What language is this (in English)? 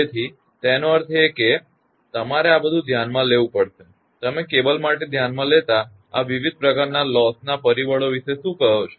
Gujarati